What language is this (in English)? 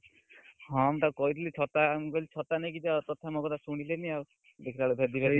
Odia